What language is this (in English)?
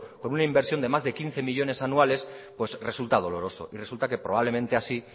Spanish